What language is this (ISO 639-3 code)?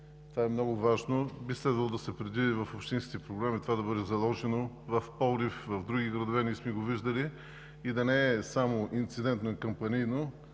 bul